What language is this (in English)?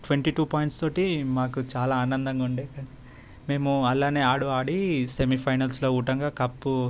Telugu